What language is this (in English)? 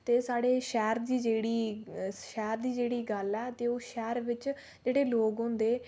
Dogri